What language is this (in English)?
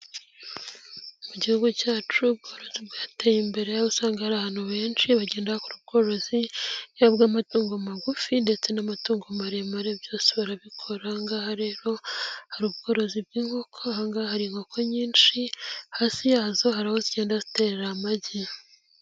Kinyarwanda